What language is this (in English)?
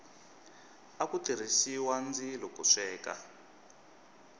Tsonga